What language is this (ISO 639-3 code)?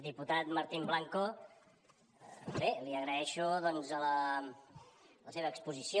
cat